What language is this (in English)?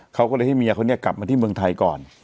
Thai